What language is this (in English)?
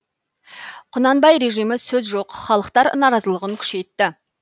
Kazakh